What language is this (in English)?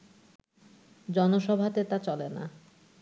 Bangla